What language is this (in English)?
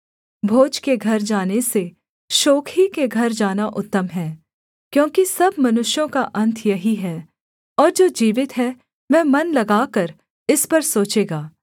Hindi